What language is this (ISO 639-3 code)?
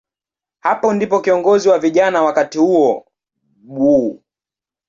swa